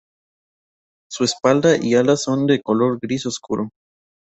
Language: Spanish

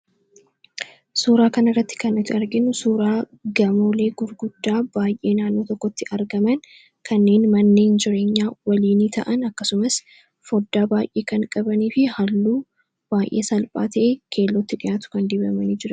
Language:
Oromo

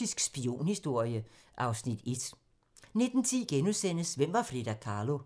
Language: Danish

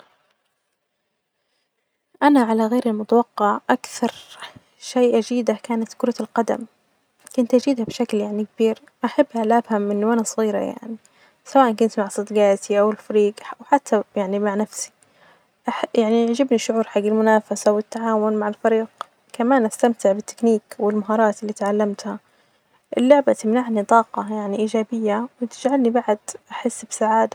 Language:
Najdi Arabic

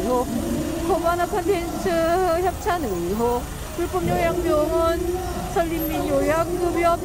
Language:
Korean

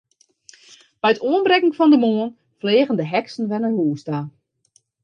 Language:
Western Frisian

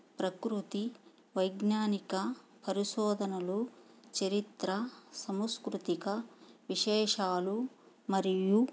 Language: Telugu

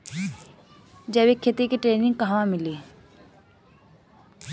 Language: Bhojpuri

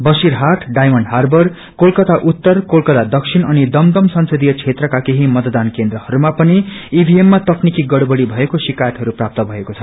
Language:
Nepali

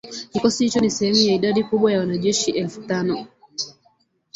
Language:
Swahili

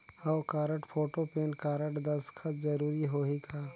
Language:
Chhattisgarhi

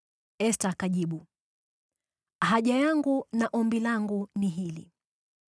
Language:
Swahili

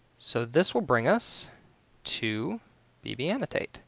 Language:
English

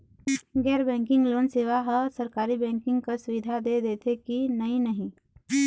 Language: Chhattisgarhi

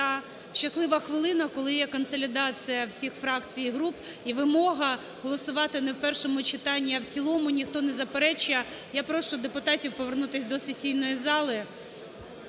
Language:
Ukrainian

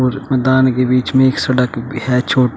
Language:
Hindi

